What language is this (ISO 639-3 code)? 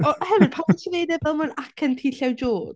cym